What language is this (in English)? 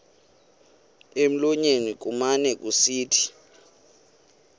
Xhosa